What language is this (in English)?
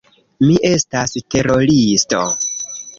Esperanto